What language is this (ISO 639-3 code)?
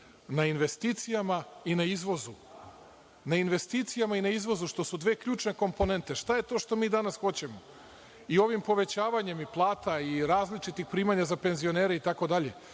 srp